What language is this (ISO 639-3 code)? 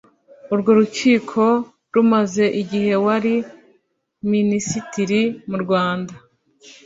kin